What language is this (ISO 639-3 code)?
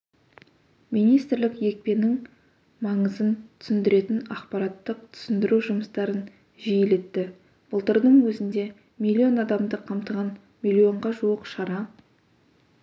kaz